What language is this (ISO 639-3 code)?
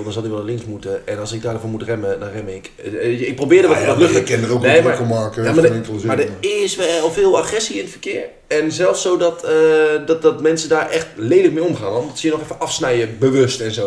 nld